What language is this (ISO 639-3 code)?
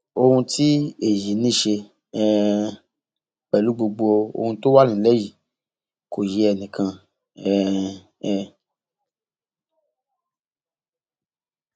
yor